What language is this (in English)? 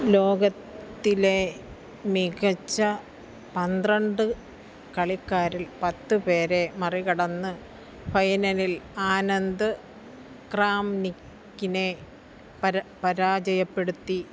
Malayalam